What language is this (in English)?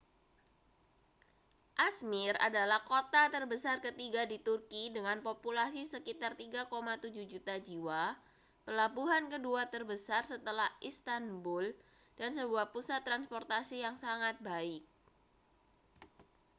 Indonesian